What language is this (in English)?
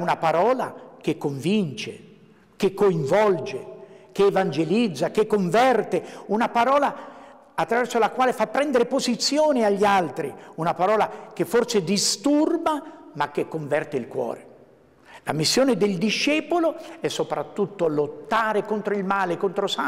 Italian